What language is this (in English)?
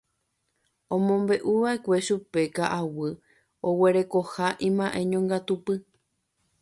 Guarani